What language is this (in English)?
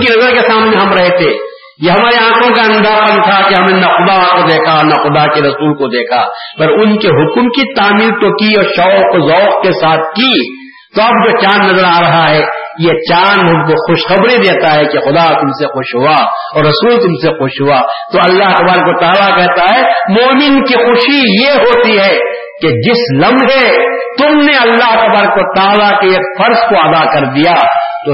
Urdu